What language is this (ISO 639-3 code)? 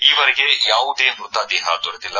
kan